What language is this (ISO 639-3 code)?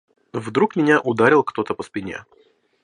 rus